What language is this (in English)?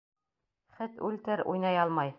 Bashkir